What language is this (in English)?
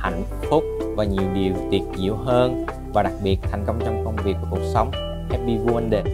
Vietnamese